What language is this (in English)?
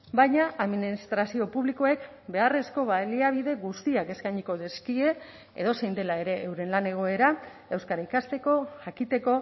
Basque